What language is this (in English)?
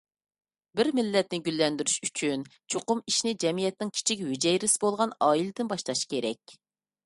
Uyghur